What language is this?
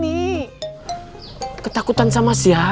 Indonesian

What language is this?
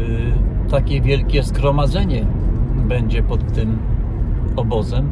Polish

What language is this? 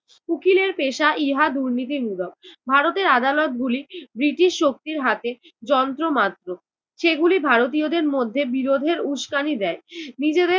Bangla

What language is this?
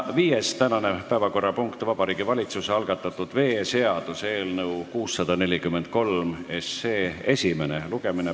Estonian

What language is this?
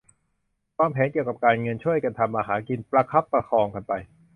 Thai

